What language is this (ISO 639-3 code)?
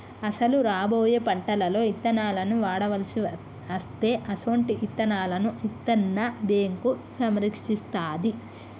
tel